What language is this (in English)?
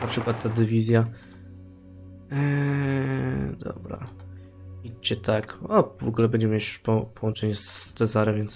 Polish